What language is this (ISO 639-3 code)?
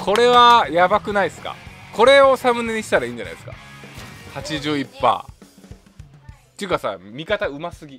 jpn